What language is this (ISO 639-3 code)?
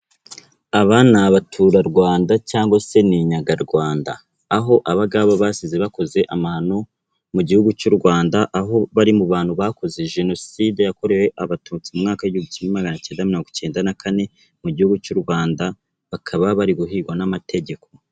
kin